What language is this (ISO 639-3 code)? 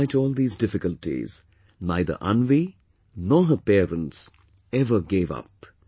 eng